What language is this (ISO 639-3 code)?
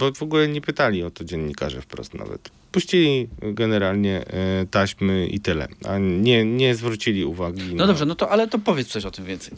pol